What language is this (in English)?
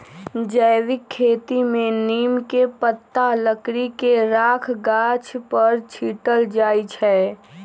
Magahi